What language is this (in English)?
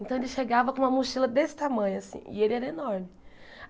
Portuguese